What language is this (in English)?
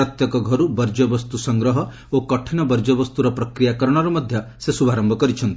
Odia